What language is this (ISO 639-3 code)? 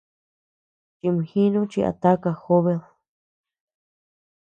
cux